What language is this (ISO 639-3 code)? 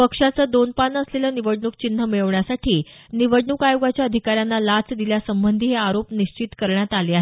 mar